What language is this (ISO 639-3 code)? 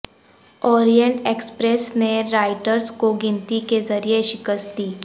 urd